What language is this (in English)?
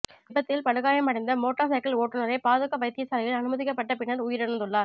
Tamil